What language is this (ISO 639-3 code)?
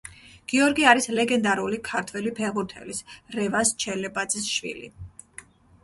kat